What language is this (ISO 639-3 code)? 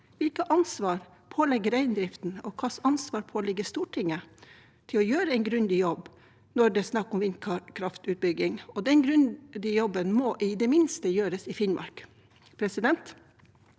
nor